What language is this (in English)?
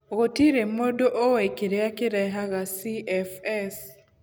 Kikuyu